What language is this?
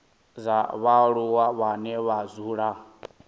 Venda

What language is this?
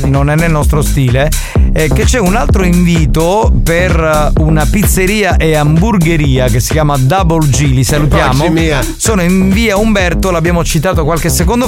Italian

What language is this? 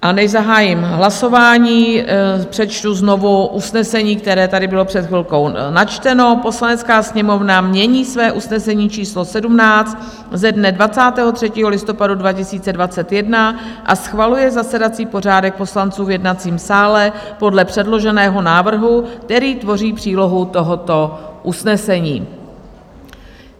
Czech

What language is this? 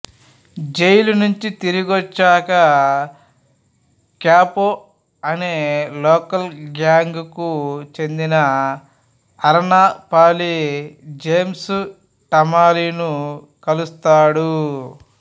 Telugu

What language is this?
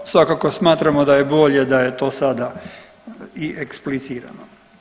Croatian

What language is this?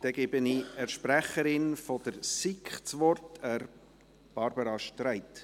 Swiss German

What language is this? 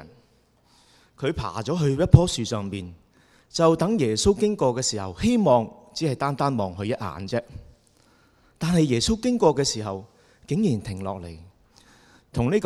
Chinese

